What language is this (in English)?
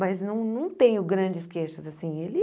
Portuguese